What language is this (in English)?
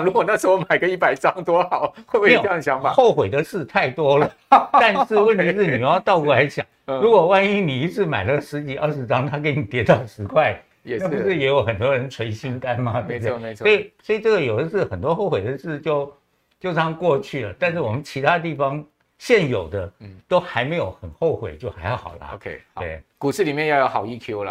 Chinese